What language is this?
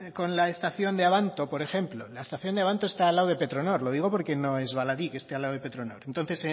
Spanish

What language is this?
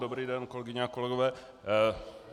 Czech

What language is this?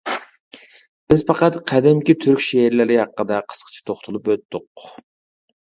Uyghur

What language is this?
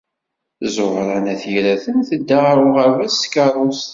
Kabyle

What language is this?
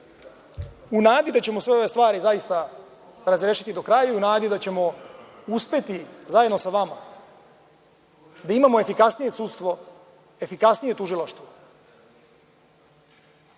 Serbian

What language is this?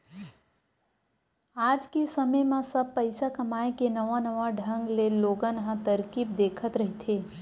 Chhattisgarhi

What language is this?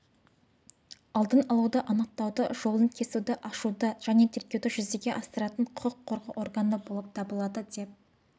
Kazakh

